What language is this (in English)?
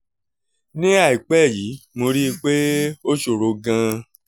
Yoruba